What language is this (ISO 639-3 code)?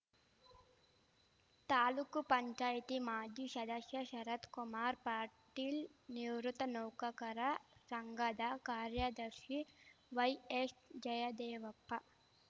kan